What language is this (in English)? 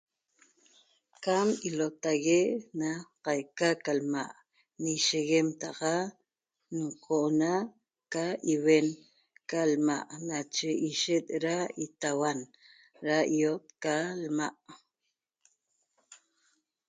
Toba